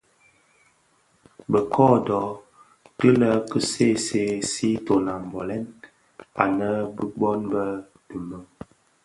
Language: Bafia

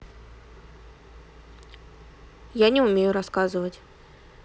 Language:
Russian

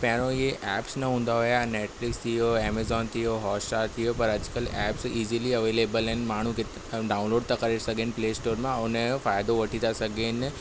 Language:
Sindhi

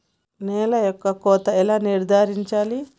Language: Telugu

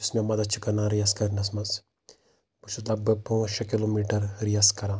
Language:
Kashmiri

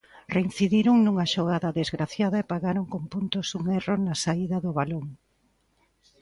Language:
Galician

